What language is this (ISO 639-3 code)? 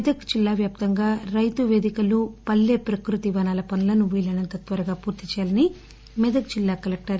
tel